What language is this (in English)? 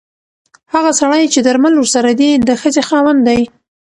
Pashto